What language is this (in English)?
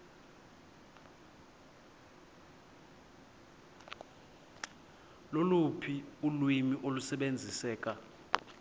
Xhosa